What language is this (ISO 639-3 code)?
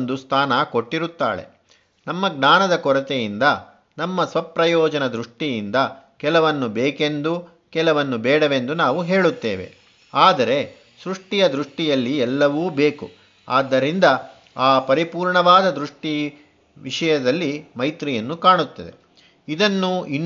kan